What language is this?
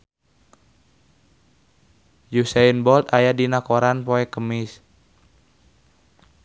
Sundanese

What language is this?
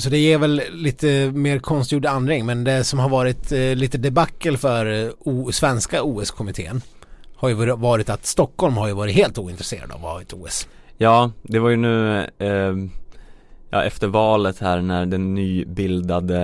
Swedish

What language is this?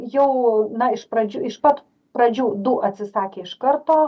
Lithuanian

